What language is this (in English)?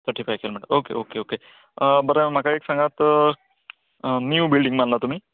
Konkani